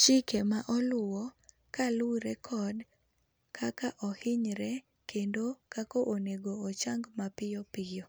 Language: Luo (Kenya and Tanzania)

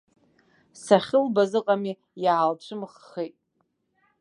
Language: Abkhazian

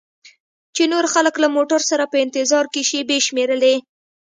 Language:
Pashto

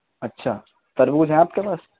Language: Urdu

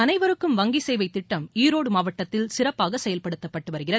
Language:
Tamil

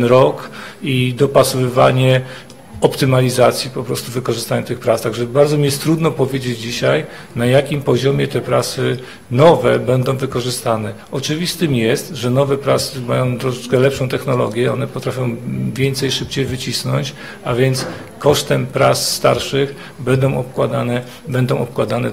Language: Polish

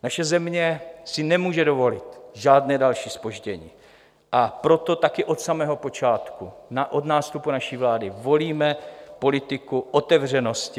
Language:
Czech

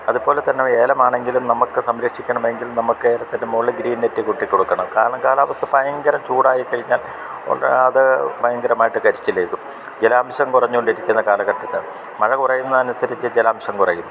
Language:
Malayalam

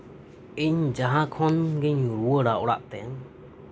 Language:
Santali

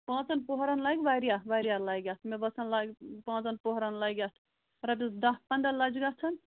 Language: Kashmiri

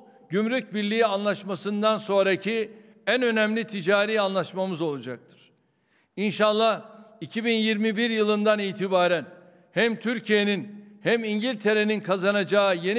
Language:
Turkish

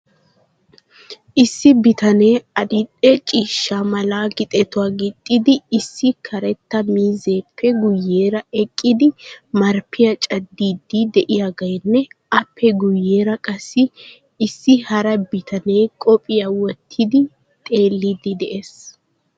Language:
Wolaytta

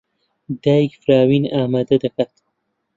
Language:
Central Kurdish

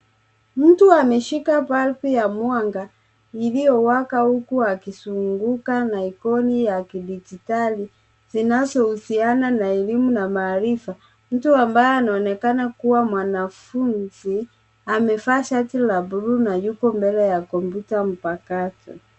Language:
Swahili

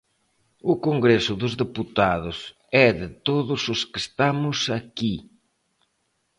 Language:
Galician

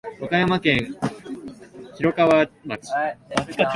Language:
Japanese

